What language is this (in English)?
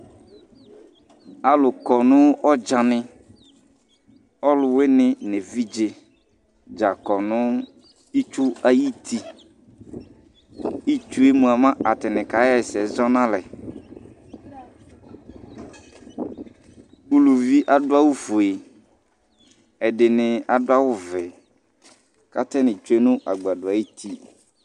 Ikposo